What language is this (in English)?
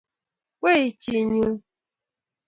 Kalenjin